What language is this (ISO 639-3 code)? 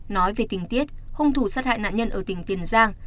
vie